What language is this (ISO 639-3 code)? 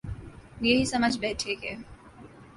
urd